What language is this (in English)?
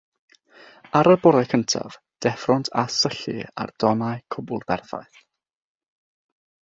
Welsh